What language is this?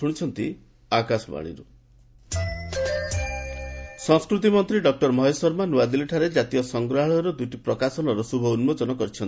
Odia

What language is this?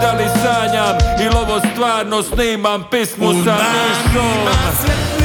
Croatian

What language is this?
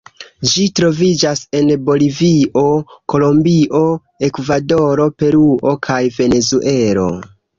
Esperanto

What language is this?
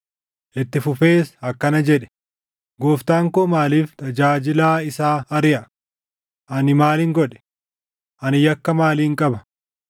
Oromo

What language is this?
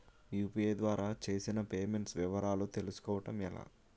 Telugu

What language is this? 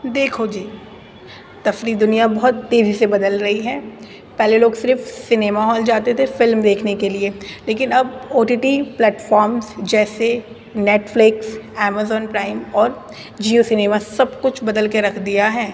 Urdu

